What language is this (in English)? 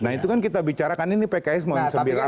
Indonesian